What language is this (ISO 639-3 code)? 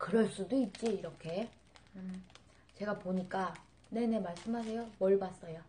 kor